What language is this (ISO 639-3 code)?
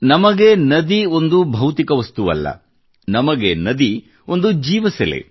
kan